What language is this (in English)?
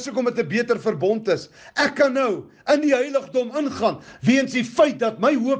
Dutch